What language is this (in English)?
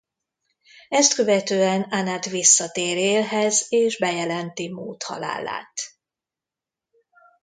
Hungarian